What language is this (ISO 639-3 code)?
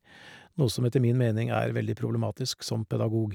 nor